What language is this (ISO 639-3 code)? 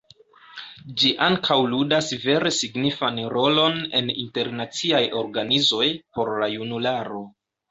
epo